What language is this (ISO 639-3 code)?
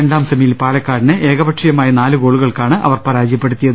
mal